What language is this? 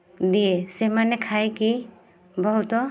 Odia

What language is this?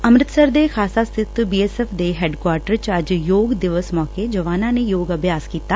Punjabi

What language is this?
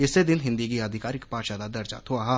Dogri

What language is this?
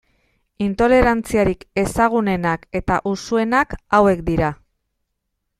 Basque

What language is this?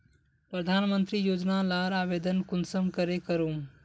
Magahi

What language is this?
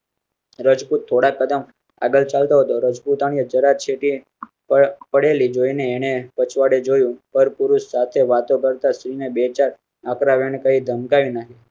Gujarati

